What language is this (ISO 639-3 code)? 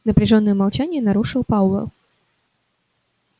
rus